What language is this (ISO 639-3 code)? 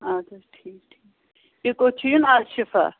kas